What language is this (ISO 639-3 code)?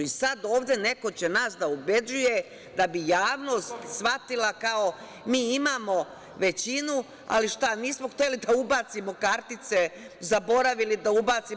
srp